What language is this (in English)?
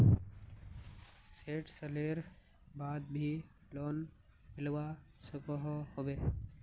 Magahi